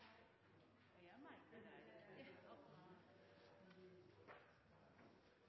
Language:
Norwegian Bokmål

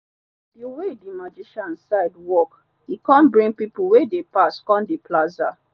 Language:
Nigerian Pidgin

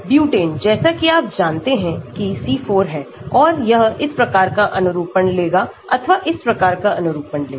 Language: Hindi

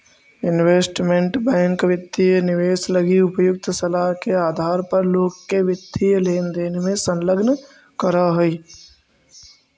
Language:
Magahi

